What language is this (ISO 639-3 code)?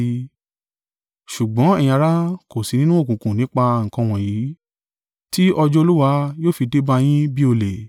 yor